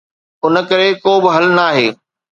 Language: Sindhi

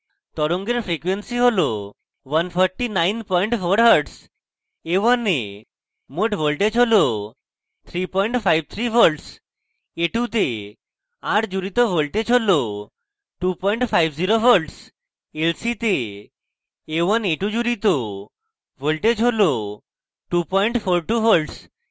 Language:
Bangla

